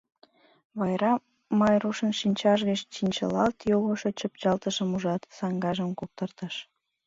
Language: Mari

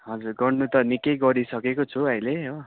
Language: Nepali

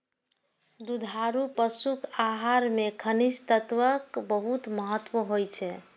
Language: Maithili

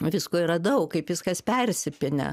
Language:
Lithuanian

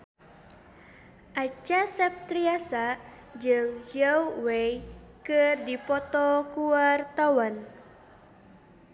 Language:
Sundanese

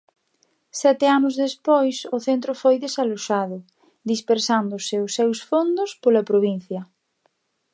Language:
Galician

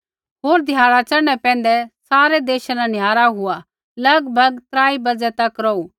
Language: Kullu Pahari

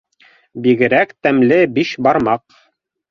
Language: Bashkir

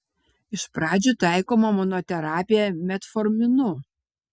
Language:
Lithuanian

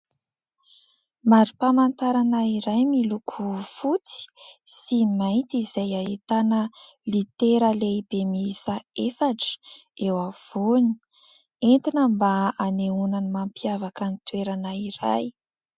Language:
Malagasy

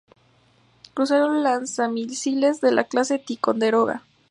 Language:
Spanish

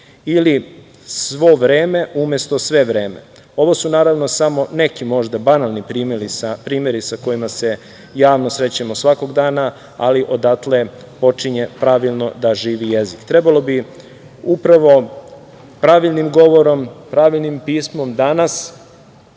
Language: Serbian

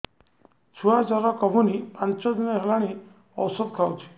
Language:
Odia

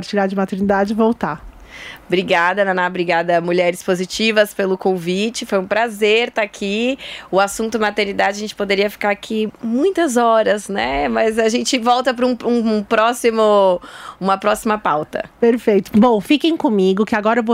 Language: Portuguese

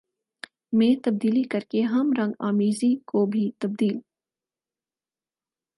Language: Urdu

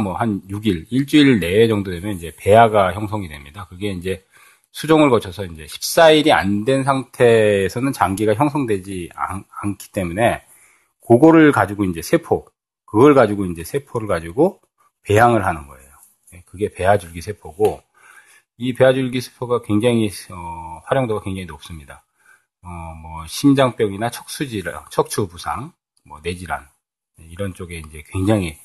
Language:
Korean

